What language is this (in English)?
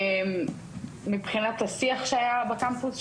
Hebrew